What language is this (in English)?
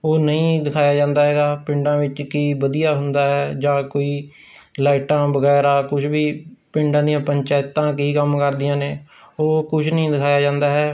Punjabi